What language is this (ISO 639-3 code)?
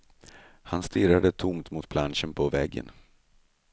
swe